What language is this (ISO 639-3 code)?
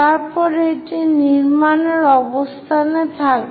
ben